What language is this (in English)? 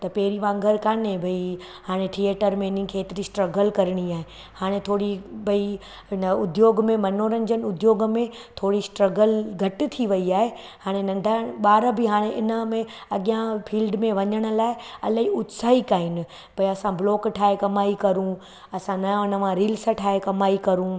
Sindhi